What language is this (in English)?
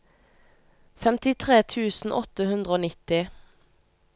Norwegian